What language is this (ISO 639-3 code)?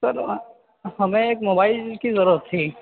urd